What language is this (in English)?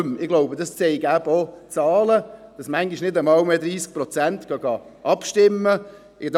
Swiss German